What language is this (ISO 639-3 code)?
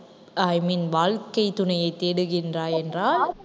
tam